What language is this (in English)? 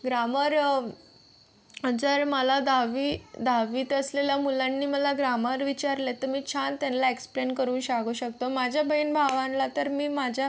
Marathi